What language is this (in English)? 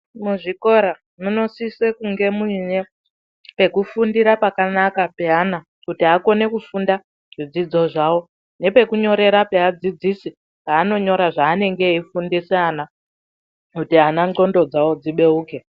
Ndau